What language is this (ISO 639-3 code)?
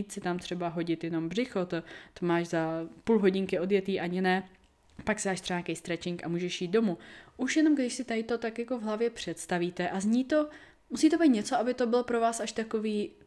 ces